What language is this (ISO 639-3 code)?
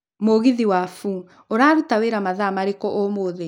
kik